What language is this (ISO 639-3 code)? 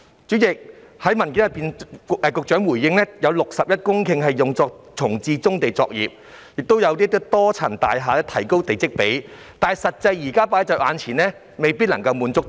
yue